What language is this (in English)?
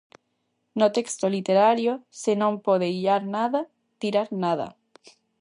Galician